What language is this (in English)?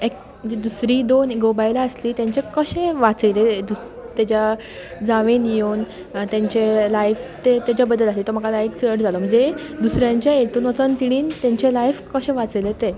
Konkani